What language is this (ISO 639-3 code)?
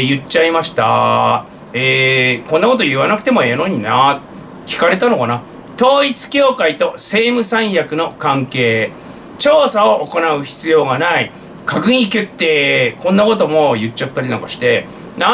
jpn